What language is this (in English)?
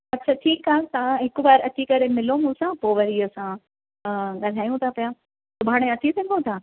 Sindhi